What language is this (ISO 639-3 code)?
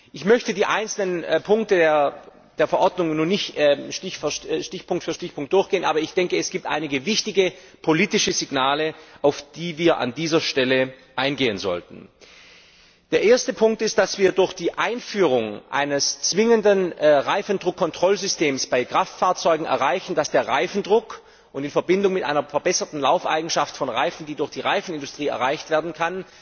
deu